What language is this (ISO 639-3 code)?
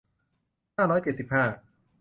tha